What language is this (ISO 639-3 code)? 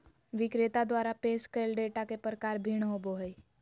mag